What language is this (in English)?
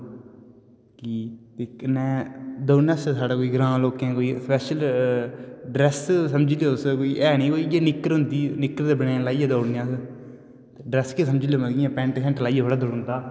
Dogri